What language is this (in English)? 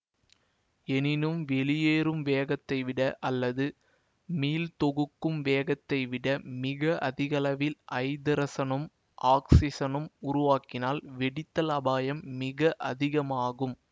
Tamil